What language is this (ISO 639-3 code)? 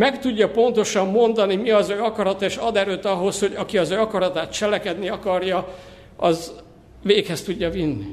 hun